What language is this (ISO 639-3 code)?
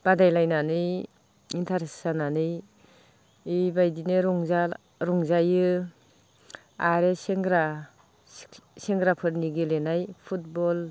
brx